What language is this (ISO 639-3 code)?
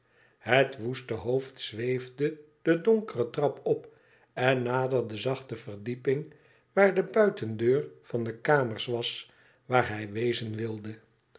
nld